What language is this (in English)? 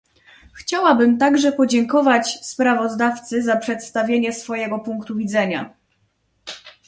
Polish